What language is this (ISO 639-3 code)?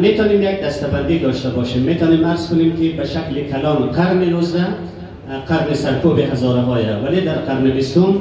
fas